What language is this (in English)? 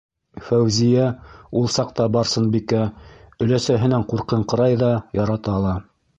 Bashkir